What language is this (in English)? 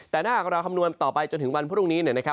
Thai